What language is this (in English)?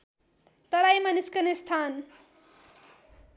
Nepali